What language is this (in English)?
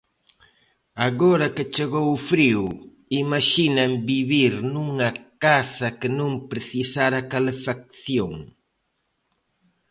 Galician